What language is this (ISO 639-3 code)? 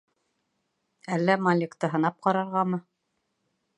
bak